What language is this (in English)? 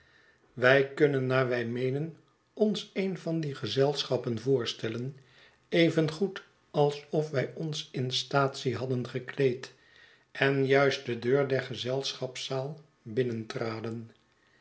Dutch